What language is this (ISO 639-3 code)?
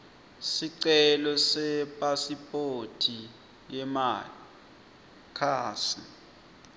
ssw